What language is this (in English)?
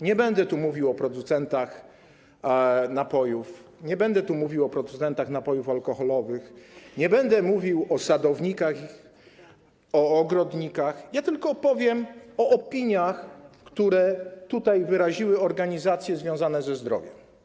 Polish